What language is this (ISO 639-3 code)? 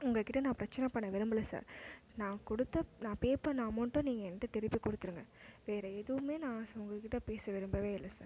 tam